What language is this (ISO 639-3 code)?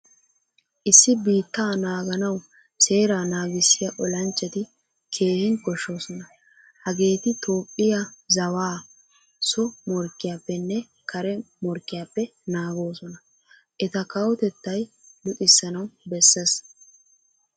wal